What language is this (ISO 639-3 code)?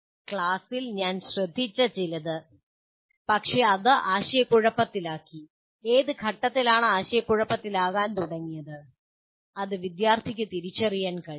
mal